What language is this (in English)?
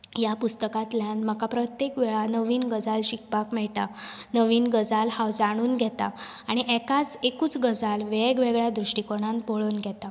Konkani